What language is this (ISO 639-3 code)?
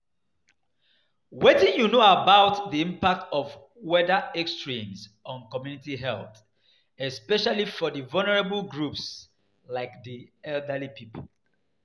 pcm